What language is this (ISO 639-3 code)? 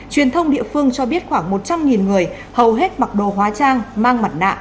vie